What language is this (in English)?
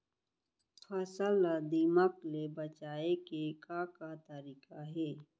Chhattisgarhi